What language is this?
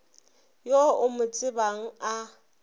Northern Sotho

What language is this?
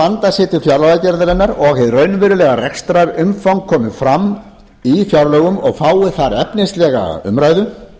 Icelandic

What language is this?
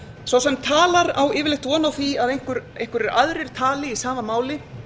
Icelandic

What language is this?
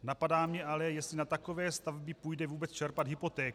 Czech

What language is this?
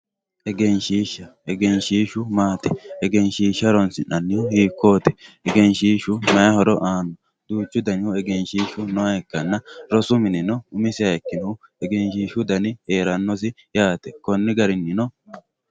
Sidamo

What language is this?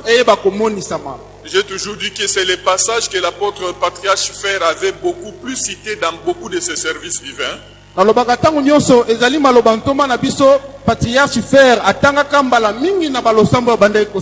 French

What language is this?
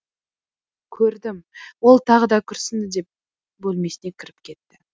Kazakh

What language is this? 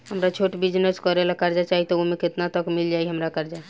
Bhojpuri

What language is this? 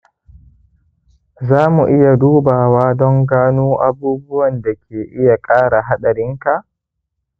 Hausa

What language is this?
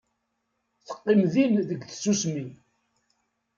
Kabyle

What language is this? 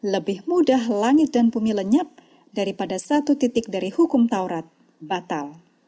Indonesian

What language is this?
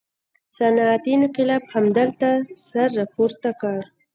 Pashto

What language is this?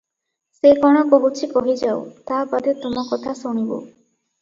Odia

